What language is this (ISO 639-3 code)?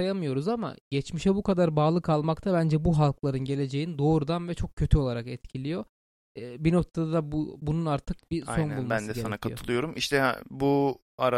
tur